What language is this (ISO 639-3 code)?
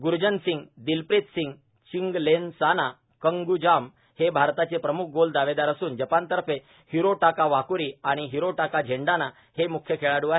mar